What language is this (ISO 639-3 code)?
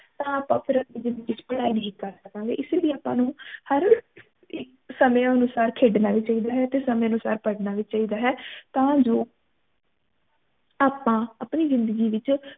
pan